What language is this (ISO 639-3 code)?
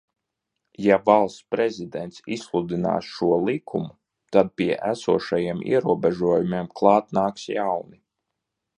lav